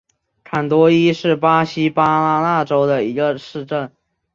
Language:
Chinese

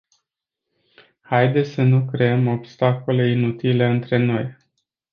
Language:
Romanian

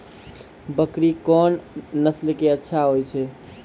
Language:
Maithili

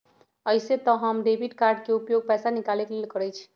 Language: Magahi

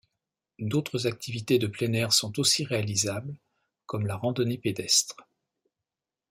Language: French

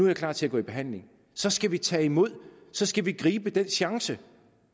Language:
Danish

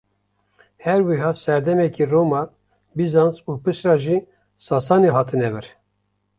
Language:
Kurdish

